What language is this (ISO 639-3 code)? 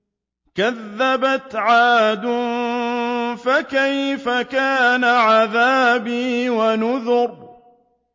ara